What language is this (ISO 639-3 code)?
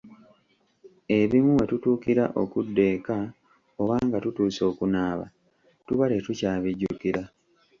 lug